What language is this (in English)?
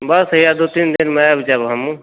Maithili